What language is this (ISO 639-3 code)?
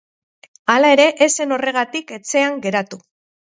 eus